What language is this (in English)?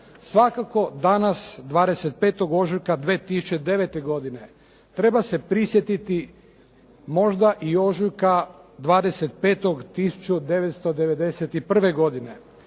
Croatian